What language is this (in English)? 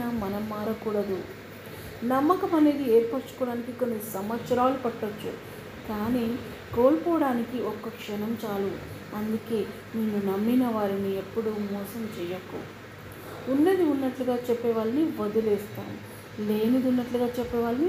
Telugu